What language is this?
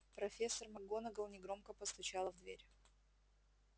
Russian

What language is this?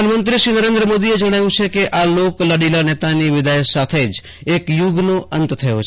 Gujarati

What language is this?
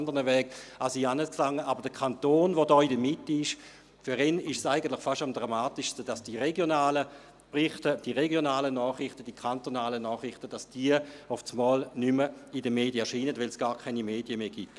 Swiss German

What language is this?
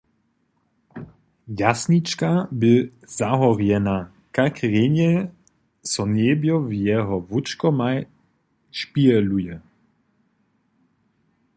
Upper Sorbian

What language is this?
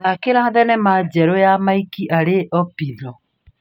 Kikuyu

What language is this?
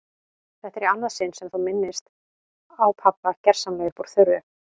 Icelandic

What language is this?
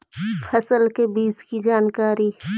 Magahi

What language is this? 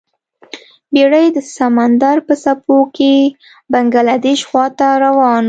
Pashto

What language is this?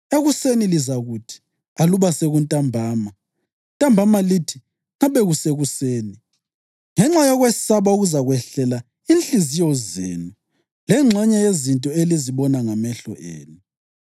North Ndebele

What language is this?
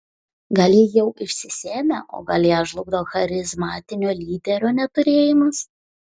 Lithuanian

